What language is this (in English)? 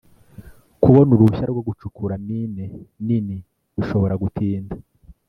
Kinyarwanda